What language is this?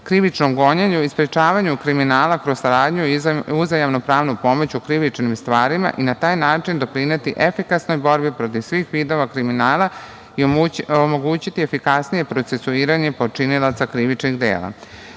Serbian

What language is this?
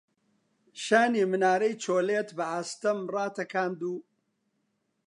Central Kurdish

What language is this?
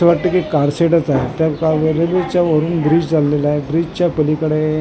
Marathi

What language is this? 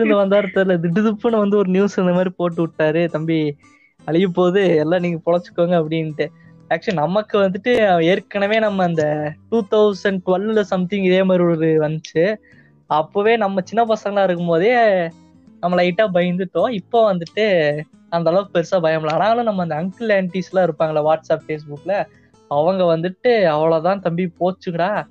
Tamil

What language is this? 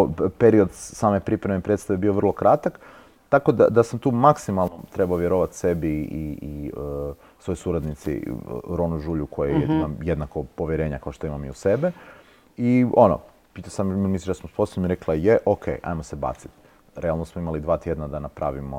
Croatian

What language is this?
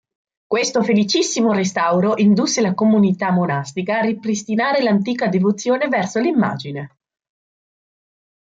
Italian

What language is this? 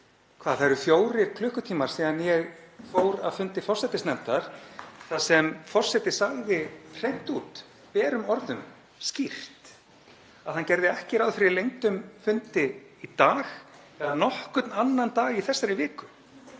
Icelandic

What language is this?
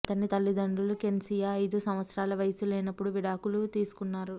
Telugu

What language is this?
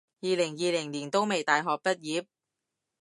Cantonese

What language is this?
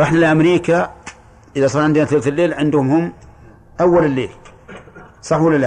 Arabic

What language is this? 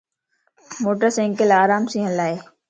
Lasi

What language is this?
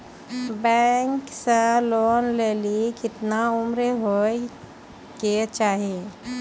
Maithili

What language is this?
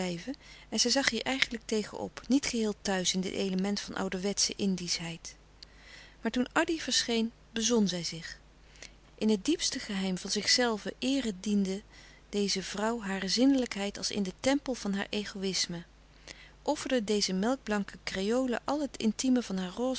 Dutch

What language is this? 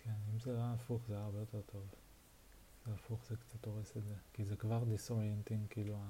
Hebrew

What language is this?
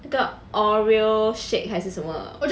English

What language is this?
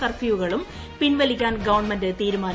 Malayalam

